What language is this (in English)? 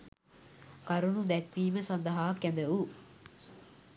Sinhala